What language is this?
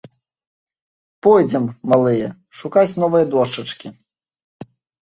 Belarusian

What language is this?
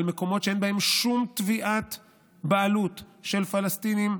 Hebrew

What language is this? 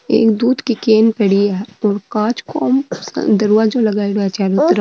Marwari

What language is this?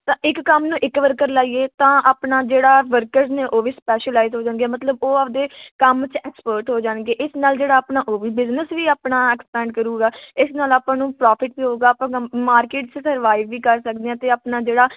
Punjabi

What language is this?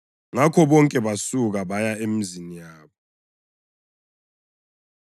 North Ndebele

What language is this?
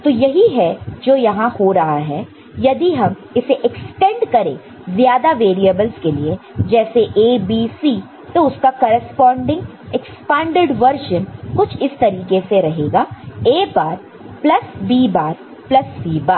Hindi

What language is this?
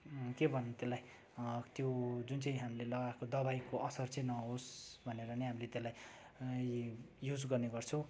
Nepali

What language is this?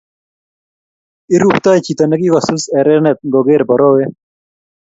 Kalenjin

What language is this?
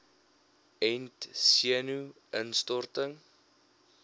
Afrikaans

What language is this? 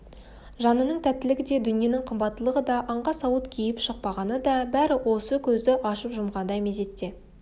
Kazakh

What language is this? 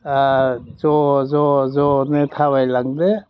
Bodo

